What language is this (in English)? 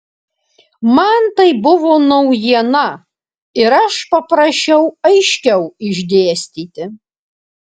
Lithuanian